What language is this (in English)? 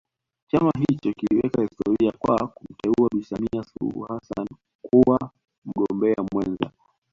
Swahili